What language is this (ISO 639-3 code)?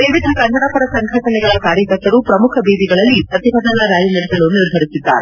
kan